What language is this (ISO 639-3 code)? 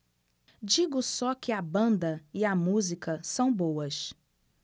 por